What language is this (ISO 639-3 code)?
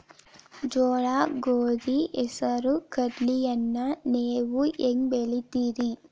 kan